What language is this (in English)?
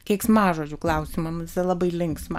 Lithuanian